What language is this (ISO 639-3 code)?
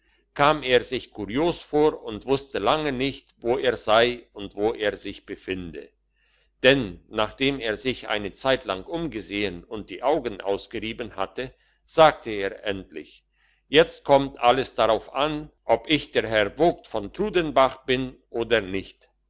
deu